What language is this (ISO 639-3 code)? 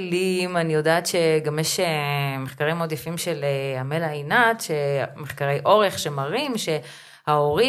heb